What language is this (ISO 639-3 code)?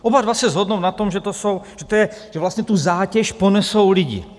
ces